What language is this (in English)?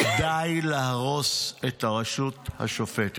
Hebrew